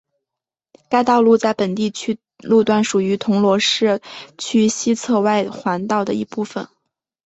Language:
Chinese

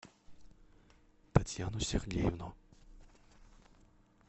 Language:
Russian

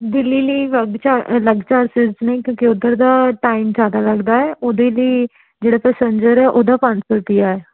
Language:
Punjabi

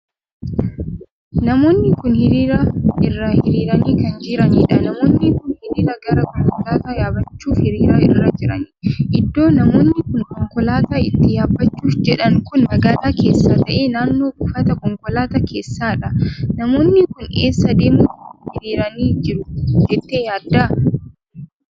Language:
Oromo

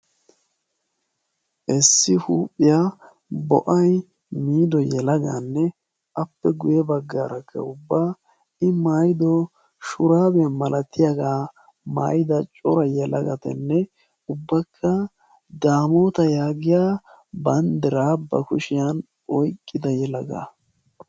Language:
Wolaytta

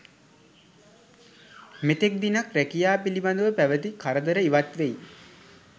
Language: Sinhala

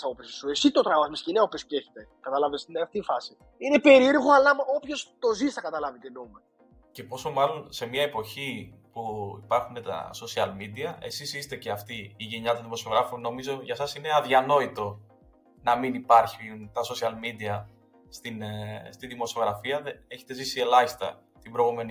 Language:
Greek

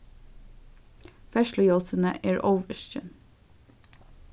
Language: Faroese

